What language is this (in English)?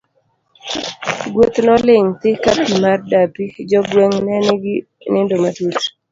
Luo (Kenya and Tanzania)